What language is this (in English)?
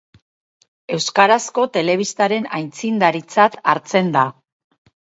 Basque